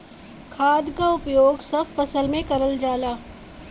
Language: Bhojpuri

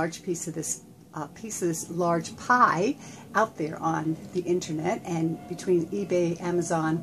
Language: English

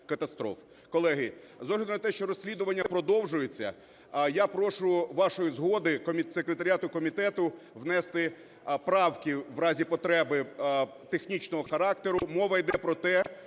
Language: Ukrainian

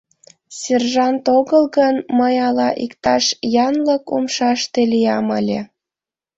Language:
Mari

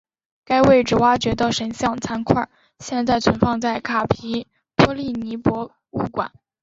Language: Chinese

